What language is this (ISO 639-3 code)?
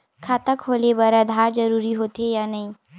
hne